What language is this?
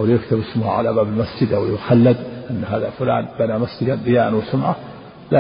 Arabic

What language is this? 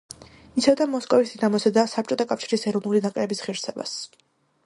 Georgian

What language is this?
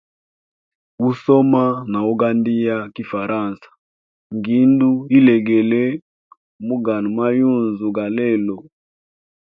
Hemba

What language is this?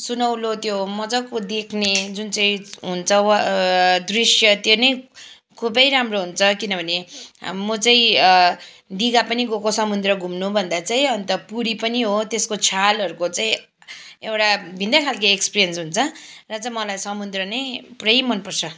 Nepali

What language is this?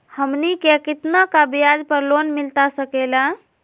Magahi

